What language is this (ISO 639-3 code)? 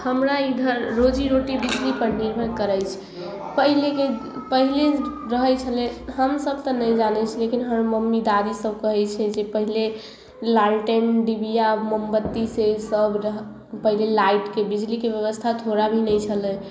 mai